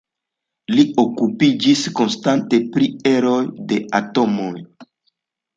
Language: Esperanto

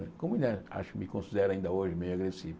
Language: Portuguese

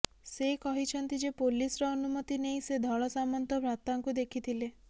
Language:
Odia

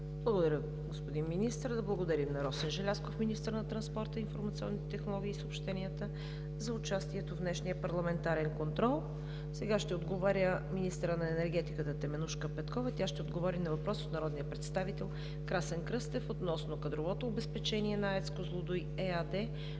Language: Bulgarian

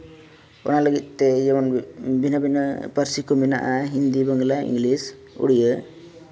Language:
Santali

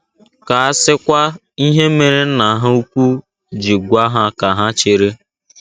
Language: Igbo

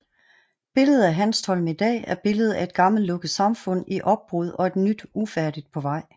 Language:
Danish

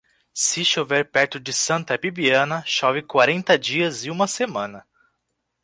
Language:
Portuguese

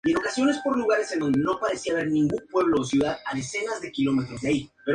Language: Spanish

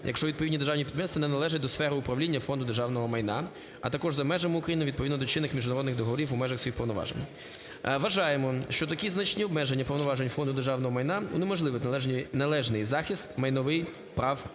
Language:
Ukrainian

